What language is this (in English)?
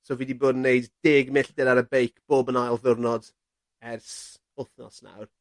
Welsh